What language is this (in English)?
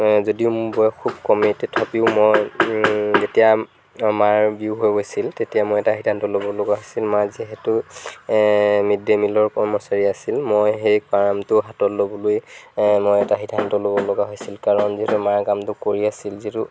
Assamese